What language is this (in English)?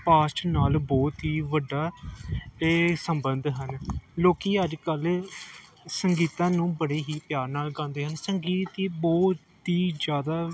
Punjabi